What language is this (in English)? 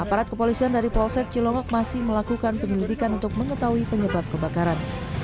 Indonesian